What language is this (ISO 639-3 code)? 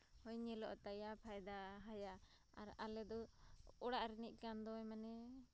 sat